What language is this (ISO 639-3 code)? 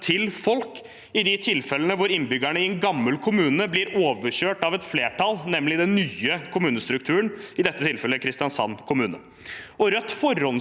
nor